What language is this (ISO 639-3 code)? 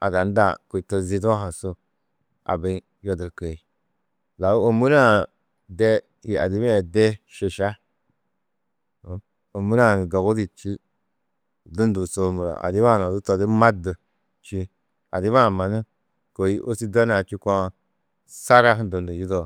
tuq